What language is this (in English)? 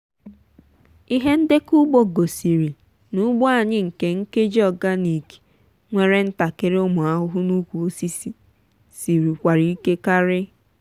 Igbo